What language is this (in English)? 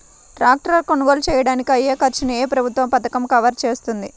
Telugu